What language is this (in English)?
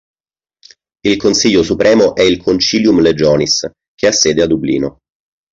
Italian